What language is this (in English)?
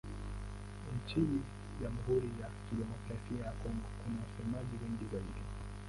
Swahili